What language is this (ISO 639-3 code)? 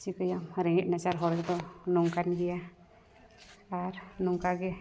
sat